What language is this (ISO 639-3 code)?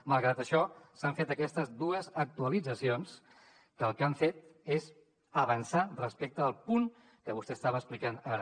cat